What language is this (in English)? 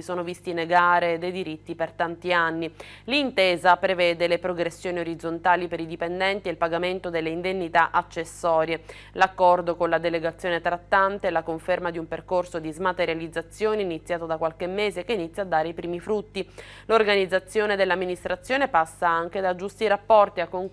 Italian